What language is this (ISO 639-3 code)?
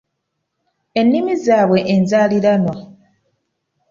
lug